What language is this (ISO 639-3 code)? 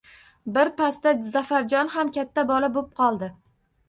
uzb